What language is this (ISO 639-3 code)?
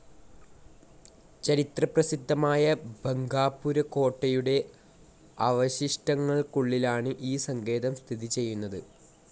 mal